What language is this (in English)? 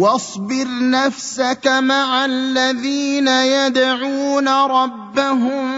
Arabic